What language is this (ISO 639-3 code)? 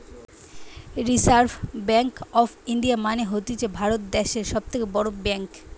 ben